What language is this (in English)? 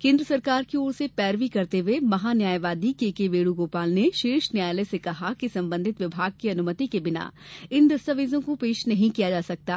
Hindi